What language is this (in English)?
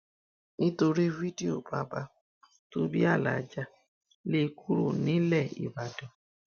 Yoruba